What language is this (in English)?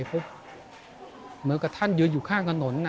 Thai